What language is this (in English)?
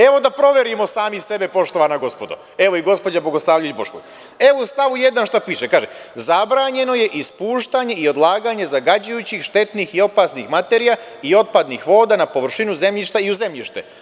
Serbian